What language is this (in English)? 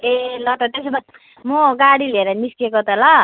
Nepali